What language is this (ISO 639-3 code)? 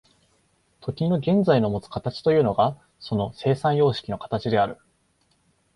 jpn